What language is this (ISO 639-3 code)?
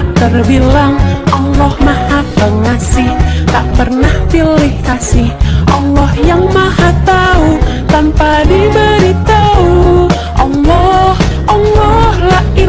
ind